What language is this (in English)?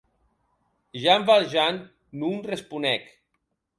Occitan